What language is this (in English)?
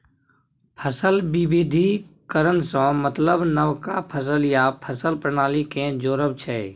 Maithili